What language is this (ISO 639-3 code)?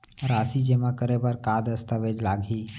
hne